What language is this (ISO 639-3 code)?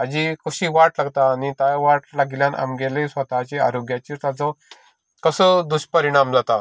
kok